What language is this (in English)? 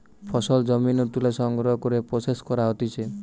Bangla